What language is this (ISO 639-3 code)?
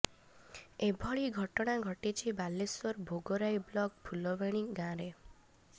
ori